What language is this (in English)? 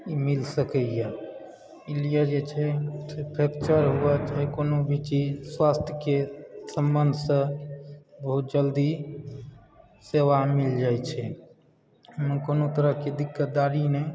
Maithili